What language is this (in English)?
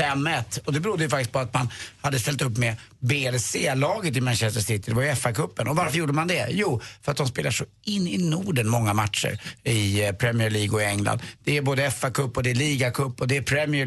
Swedish